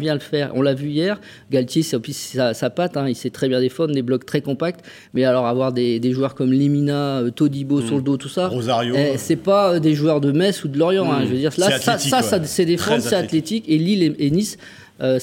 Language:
French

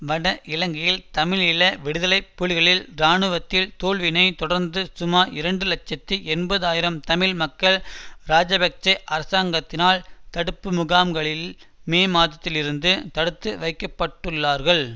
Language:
Tamil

